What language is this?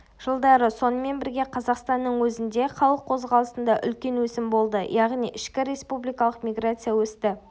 Kazakh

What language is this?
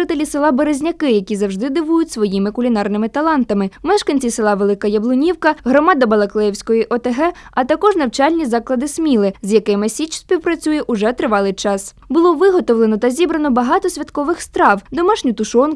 Ukrainian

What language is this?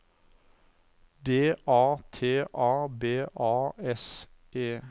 Norwegian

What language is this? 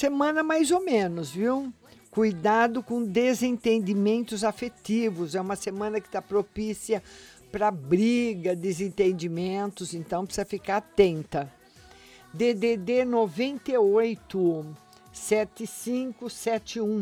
Portuguese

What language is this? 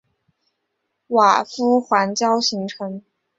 Chinese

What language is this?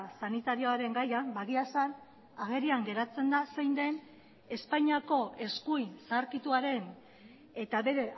Basque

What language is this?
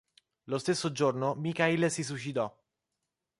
Italian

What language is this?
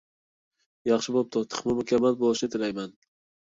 Uyghur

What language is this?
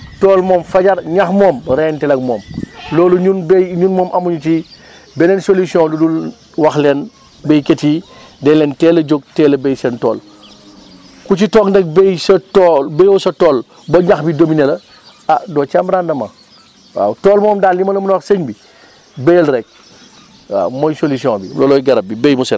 Wolof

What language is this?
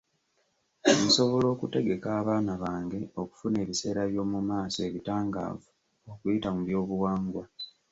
Ganda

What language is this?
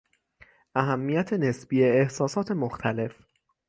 Persian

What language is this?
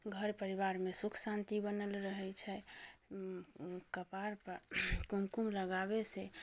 Maithili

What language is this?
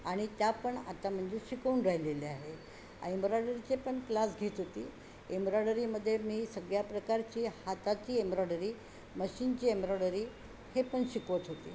Marathi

